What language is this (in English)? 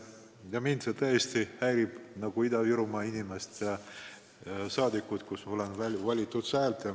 Estonian